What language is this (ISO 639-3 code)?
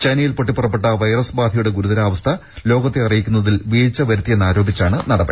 mal